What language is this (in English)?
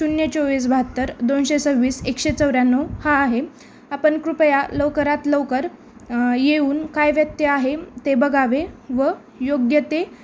Marathi